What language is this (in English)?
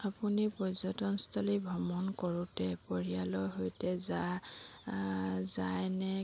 Assamese